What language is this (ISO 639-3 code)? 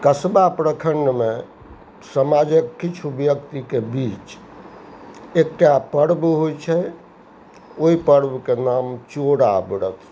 mai